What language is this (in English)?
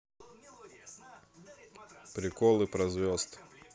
Russian